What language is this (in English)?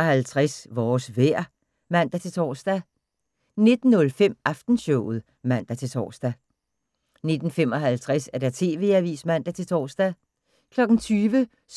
Danish